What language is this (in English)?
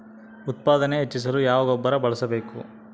Kannada